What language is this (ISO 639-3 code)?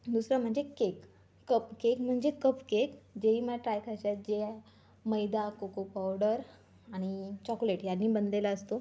mar